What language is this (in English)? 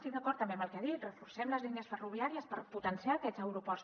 Catalan